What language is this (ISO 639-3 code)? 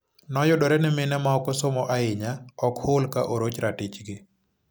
luo